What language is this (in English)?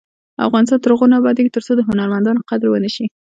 Pashto